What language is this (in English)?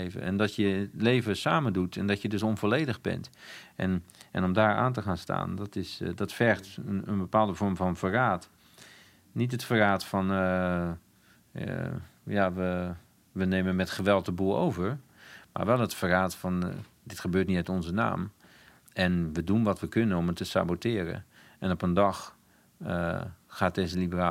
Dutch